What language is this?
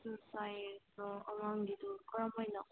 Manipuri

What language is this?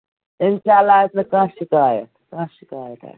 Kashmiri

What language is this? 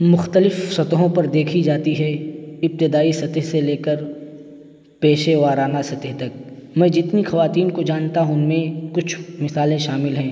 Urdu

